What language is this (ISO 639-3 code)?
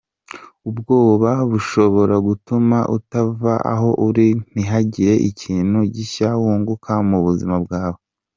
kin